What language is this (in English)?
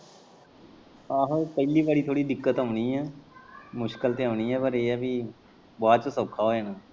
Punjabi